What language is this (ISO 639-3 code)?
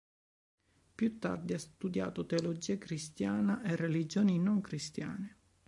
ita